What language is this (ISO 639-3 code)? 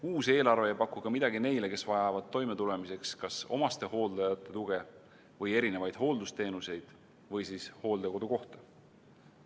est